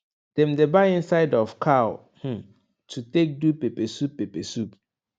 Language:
Nigerian Pidgin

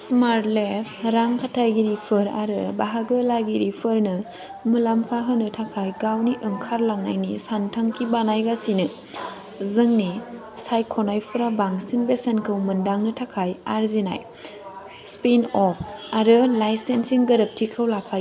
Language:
Bodo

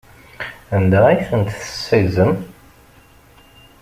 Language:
Kabyle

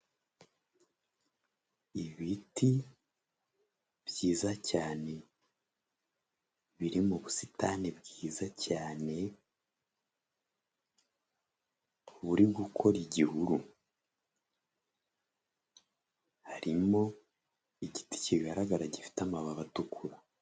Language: Kinyarwanda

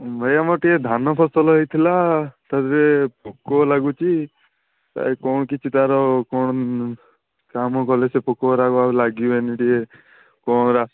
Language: Odia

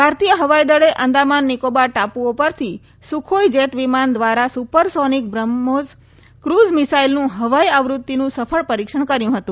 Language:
Gujarati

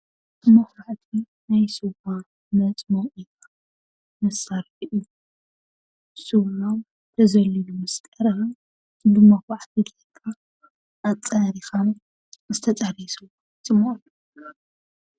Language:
Tigrinya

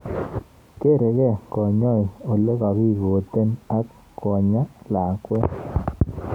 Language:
Kalenjin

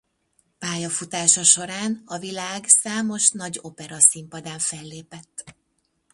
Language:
Hungarian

